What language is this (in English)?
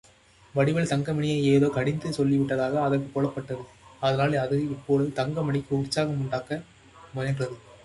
Tamil